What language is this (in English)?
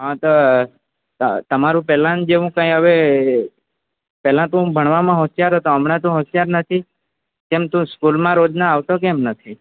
Gujarati